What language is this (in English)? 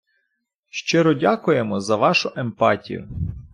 Ukrainian